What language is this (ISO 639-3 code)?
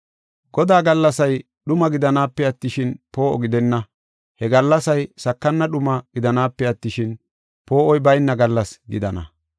gof